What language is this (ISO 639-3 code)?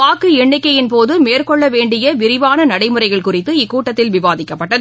tam